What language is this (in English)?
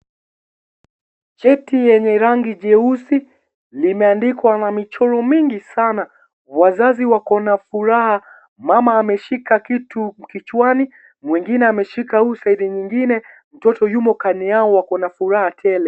Swahili